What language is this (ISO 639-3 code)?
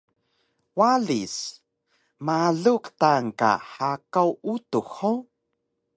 trv